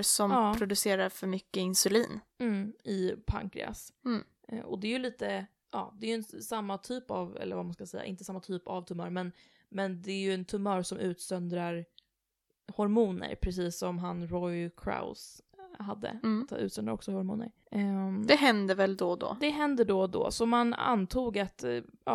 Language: Swedish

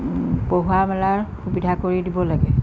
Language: Assamese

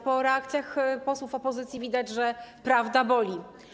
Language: Polish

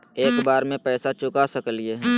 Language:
Magahi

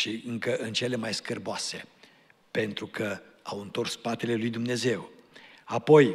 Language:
Romanian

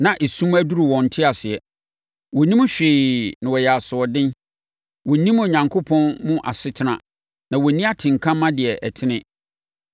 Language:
Akan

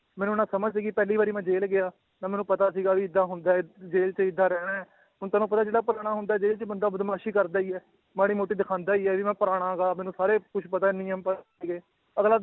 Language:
Punjabi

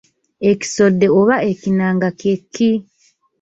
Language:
Ganda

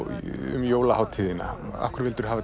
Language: Icelandic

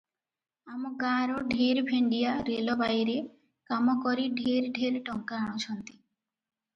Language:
Odia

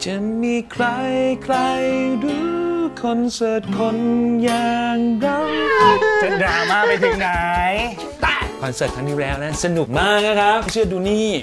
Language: Thai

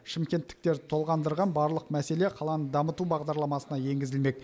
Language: Kazakh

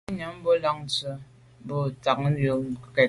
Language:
Medumba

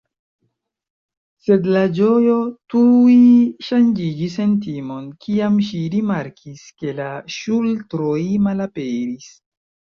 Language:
Esperanto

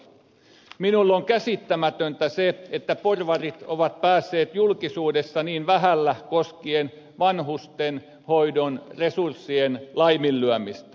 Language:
Finnish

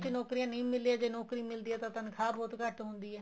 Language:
Punjabi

